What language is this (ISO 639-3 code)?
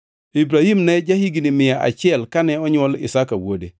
luo